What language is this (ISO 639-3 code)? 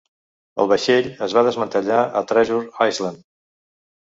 cat